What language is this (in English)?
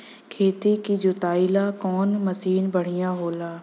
Bhojpuri